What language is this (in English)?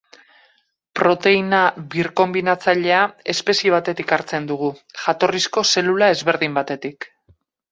Basque